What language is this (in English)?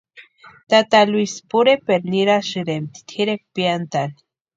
Western Highland Purepecha